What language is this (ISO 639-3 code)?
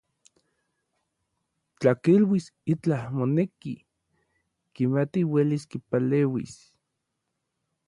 nlv